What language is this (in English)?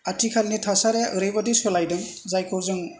Bodo